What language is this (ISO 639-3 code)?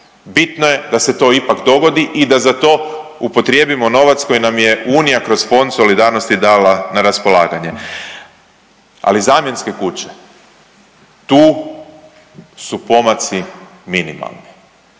hrv